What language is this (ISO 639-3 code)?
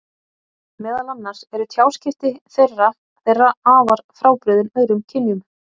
isl